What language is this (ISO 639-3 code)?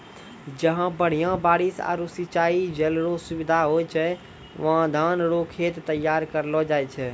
mai